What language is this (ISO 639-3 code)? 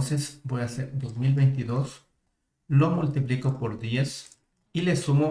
spa